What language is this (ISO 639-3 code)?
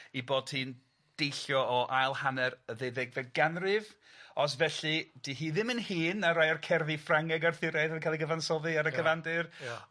cym